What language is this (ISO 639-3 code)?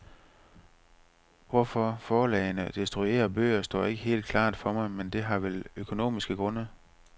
dan